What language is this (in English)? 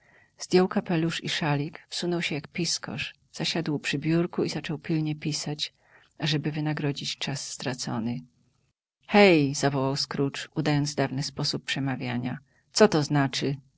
Polish